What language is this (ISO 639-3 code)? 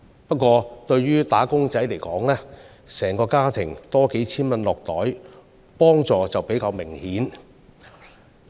yue